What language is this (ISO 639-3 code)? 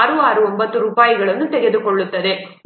kan